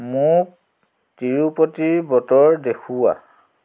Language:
Assamese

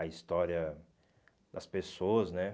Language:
Portuguese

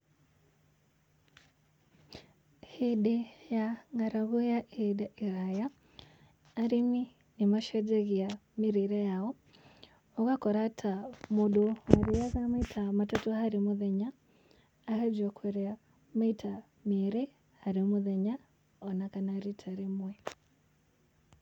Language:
Kikuyu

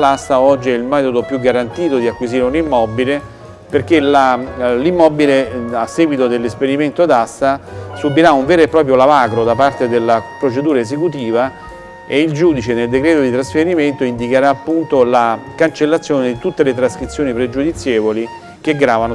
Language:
Italian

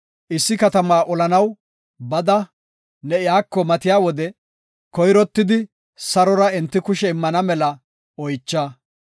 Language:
Gofa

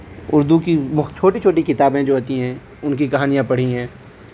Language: Urdu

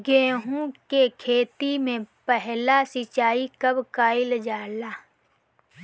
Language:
Bhojpuri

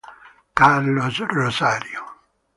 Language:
Italian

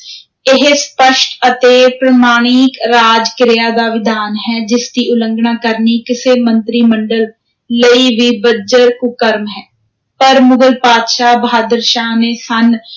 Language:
Punjabi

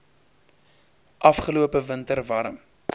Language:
Afrikaans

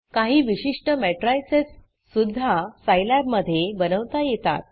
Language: Marathi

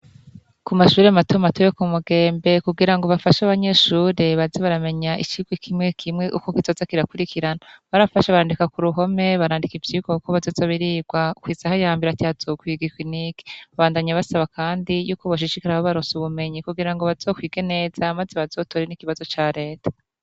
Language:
Rundi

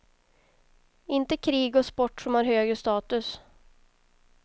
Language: Swedish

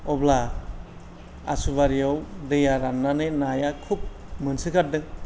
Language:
Bodo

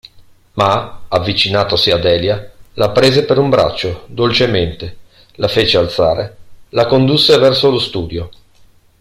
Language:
Italian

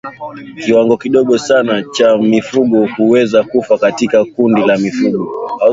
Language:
Swahili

